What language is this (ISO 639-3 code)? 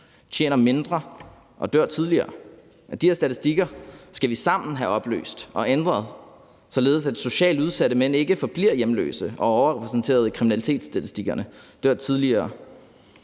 dan